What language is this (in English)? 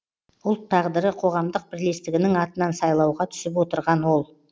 Kazakh